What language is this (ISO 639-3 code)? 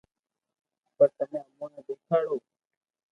lrk